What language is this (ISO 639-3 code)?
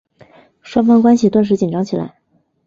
zho